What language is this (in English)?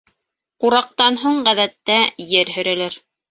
Bashkir